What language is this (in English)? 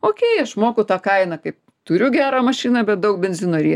Lithuanian